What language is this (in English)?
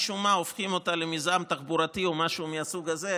Hebrew